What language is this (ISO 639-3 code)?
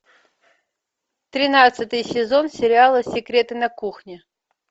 rus